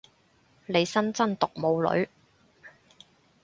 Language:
Cantonese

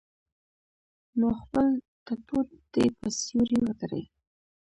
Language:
Pashto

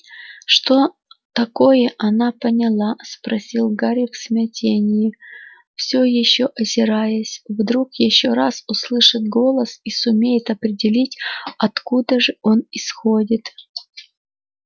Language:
Russian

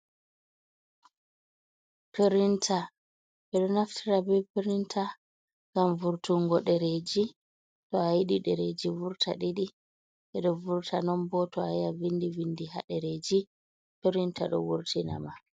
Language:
Fula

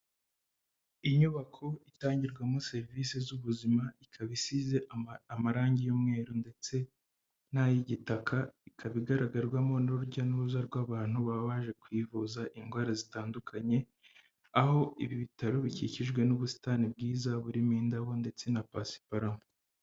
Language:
Kinyarwanda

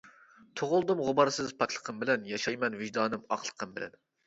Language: Uyghur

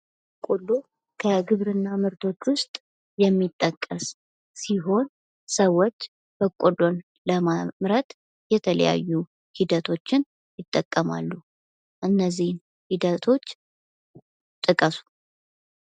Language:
Amharic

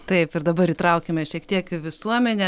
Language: Lithuanian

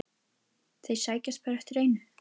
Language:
Icelandic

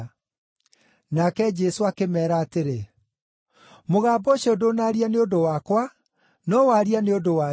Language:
Kikuyu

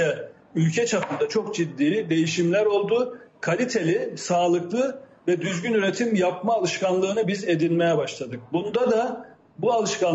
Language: Turkish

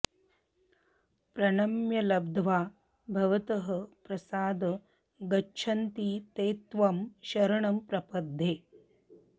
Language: Sanskrit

